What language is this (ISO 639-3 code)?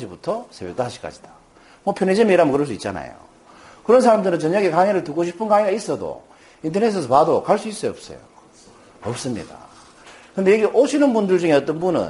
kor